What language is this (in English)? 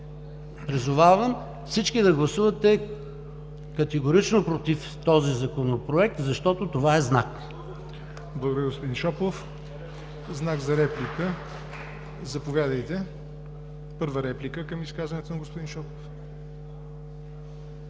Bulgarian